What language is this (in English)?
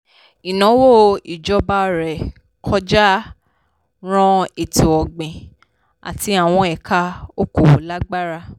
Yoruba